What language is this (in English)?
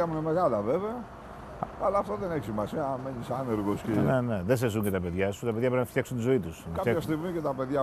Greek